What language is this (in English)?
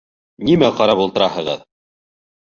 Bashkir